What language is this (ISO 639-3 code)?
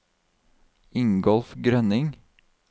nor